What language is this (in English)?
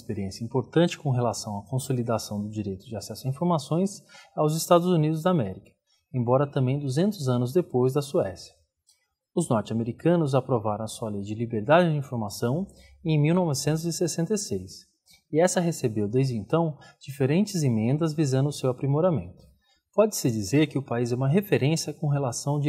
Portuguese